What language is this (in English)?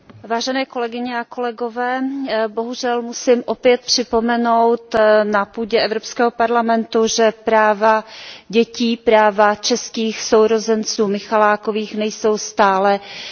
Czech